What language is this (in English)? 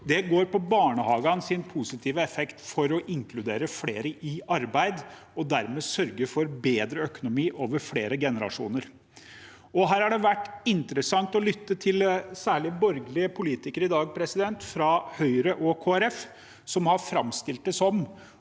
Norwegian